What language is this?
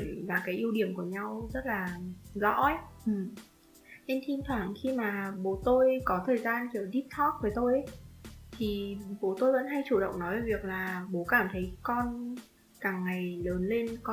Vietnamese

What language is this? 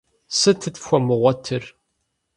Kabardian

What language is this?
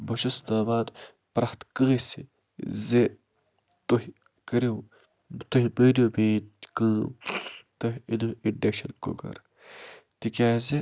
Kashmiri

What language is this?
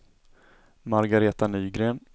Swedish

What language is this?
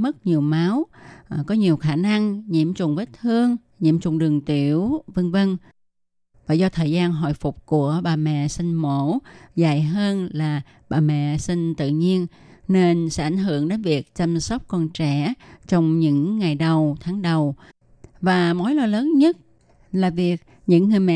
Vietnamese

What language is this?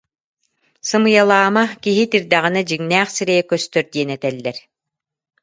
Yakut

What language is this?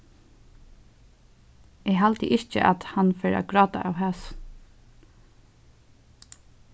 Faroese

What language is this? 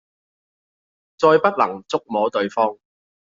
Cantonese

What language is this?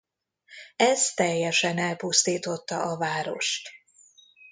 Hungarian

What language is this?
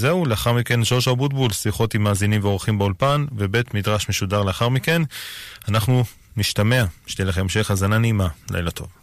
Hebrew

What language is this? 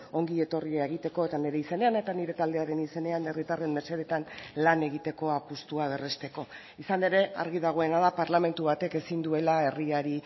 Basque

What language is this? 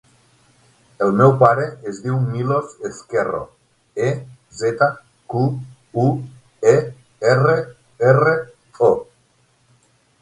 Catalan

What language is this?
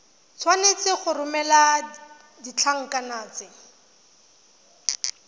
Tswana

